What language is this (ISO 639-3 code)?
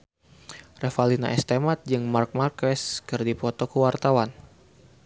sun